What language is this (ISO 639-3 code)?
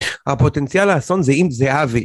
heb